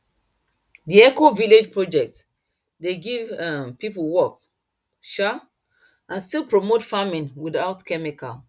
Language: Nigerian Pidgin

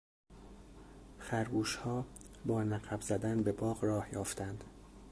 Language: Persian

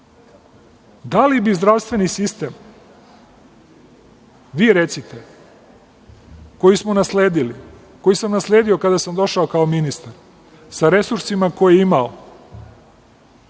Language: Serbian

